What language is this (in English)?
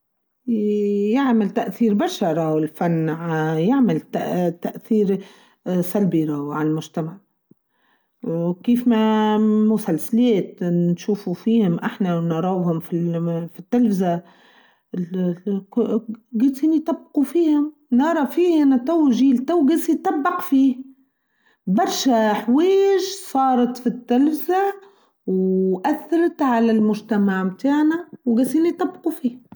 Tunisian Arabic